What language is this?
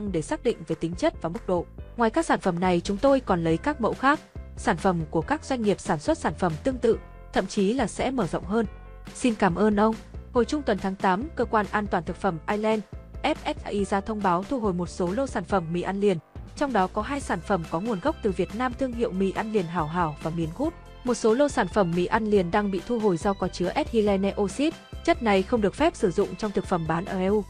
Vietnamese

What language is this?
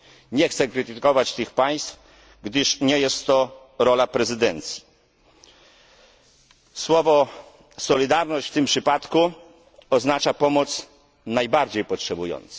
Polish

